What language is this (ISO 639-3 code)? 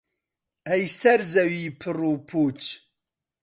ckb